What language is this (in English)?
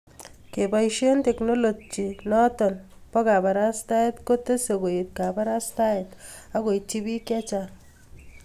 Kalenjin